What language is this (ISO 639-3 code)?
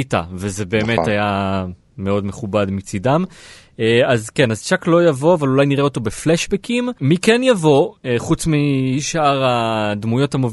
heb